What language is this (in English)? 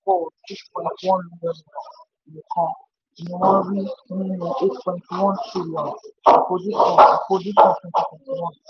Yoruba